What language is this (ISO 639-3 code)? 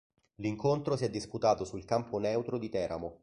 ita